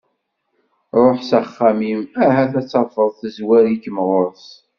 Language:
Kabyle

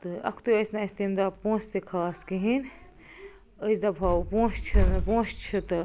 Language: Kashmiri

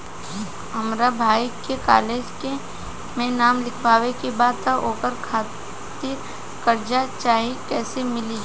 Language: Bhojpuri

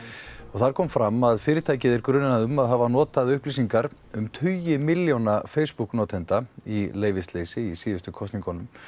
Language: Icelandic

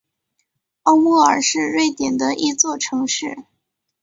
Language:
Chinese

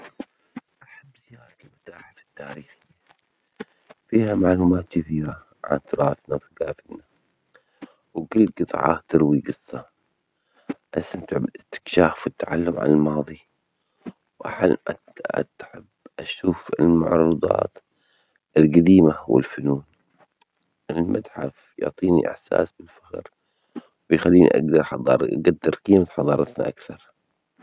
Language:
Omani Arabic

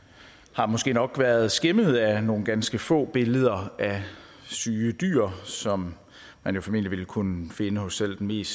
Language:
Danish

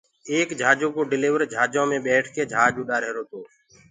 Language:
Gurgula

